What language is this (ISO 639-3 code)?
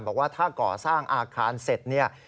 tha